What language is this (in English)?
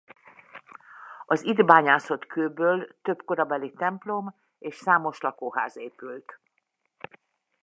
Hungarian